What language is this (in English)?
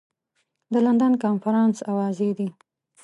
Pashto